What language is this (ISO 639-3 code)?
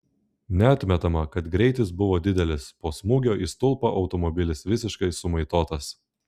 lit